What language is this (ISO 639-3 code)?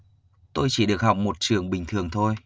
vie